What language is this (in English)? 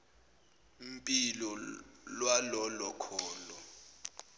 Zulu